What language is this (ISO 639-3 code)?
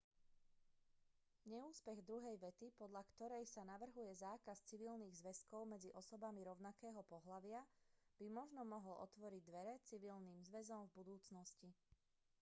slk